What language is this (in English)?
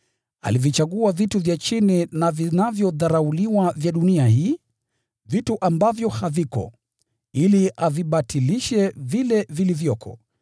Swahili